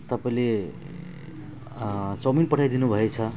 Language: Nepali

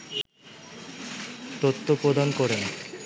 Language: Bangla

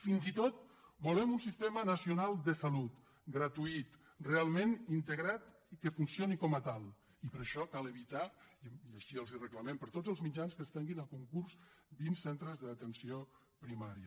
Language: Catalan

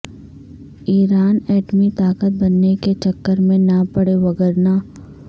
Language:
Urdu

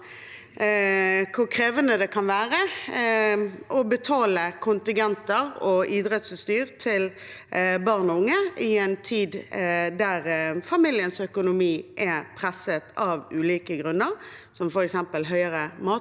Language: Norwegian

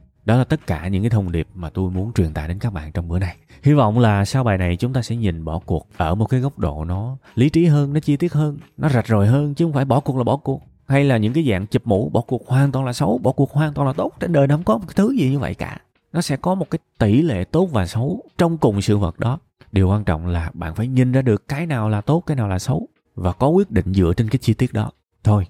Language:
Vietnamese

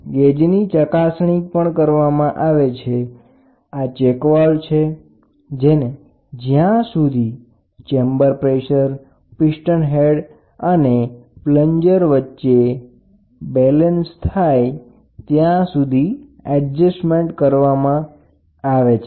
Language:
Gujarati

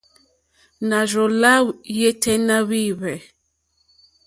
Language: Mokpwe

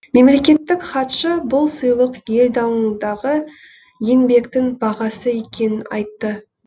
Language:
Kazakh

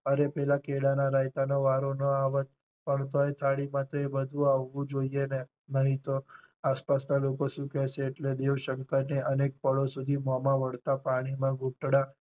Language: Gujarati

